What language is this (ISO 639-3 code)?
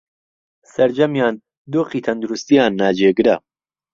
ckb